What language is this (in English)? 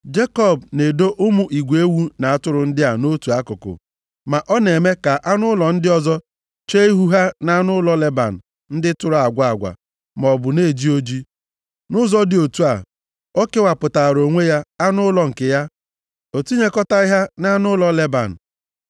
Igbo